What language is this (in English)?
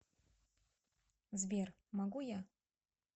Russian